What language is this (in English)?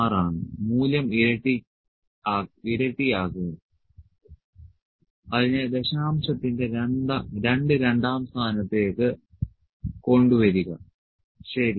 Malayalam